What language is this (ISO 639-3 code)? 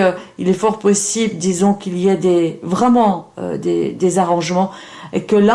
fra